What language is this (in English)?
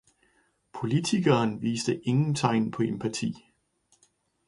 Danish